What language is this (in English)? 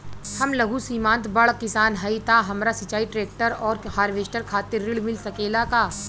Bhojpuri